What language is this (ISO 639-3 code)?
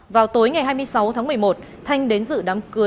vie